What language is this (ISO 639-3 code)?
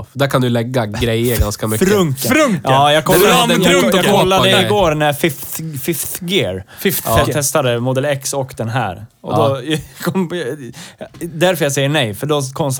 swe